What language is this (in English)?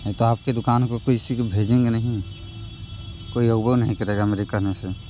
Hindi